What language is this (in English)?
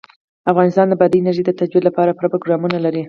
Pashto